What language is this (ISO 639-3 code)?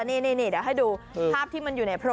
tha